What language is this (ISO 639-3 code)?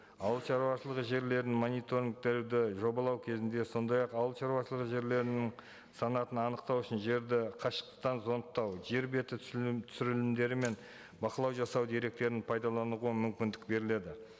kaz